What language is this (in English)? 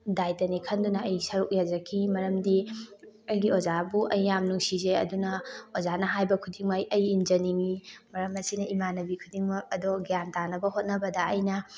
Manipuri